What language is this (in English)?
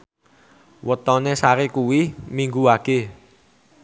Javanese